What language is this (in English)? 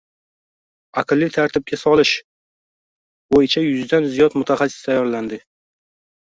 Uzbek